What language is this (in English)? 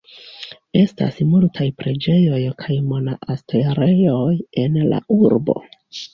Esperanto